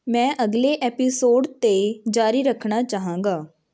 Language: Punjabi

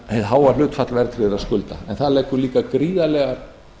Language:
Icelandic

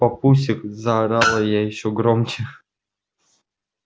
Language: Russian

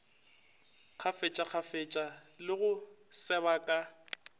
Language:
Northern Sotho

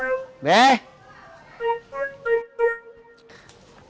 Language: Indonesian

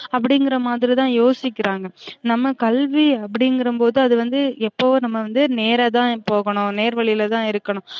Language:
Tamil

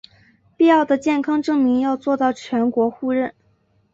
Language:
Chinese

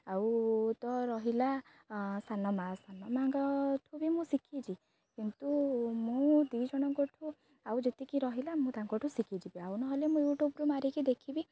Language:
Odia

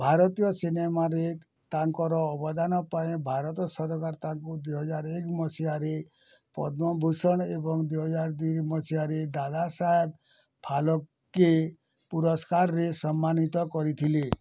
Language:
Odia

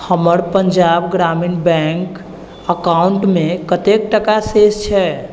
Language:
Maithili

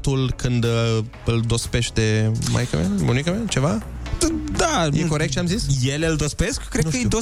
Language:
Romanian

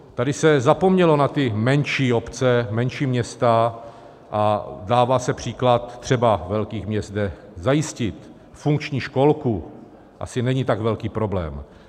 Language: Czech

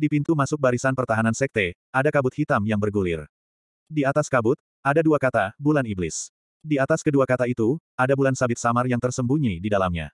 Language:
Indonesian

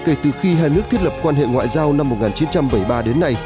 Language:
Vietnamese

